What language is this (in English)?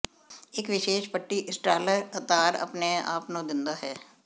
Punjabi